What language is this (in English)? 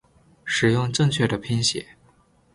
Chinese